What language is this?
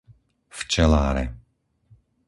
Slovak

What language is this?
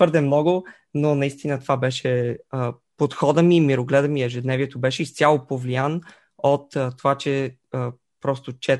Bulgarian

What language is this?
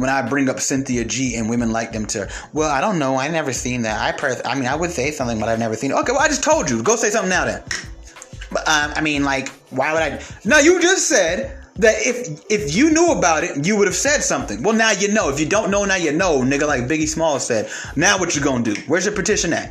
English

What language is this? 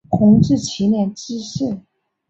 Chinese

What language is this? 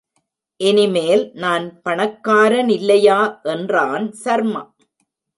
Tamil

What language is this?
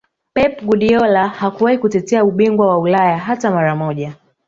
Swahili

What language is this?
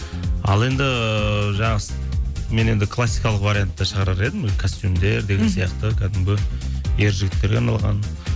Kazakh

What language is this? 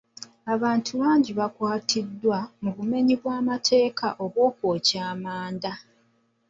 Ganda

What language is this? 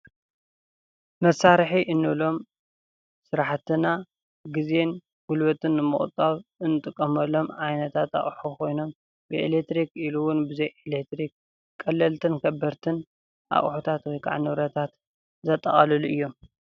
Tigrinya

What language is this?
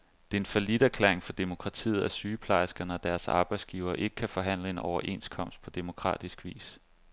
Danish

